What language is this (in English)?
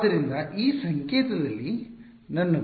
Kannada